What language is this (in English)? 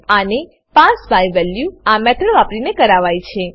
Gujarati